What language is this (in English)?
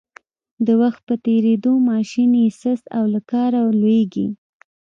Pashto